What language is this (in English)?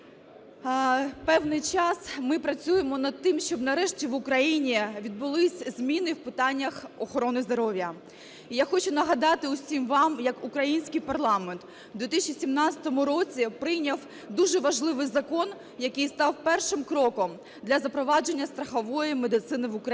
Ukrainian